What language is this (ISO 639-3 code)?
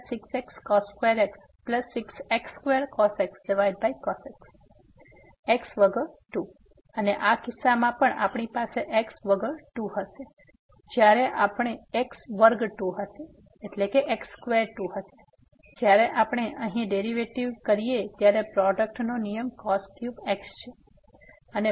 guj